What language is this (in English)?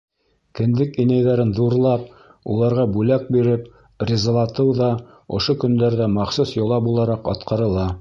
Bashkir